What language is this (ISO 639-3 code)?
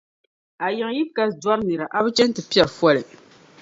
dag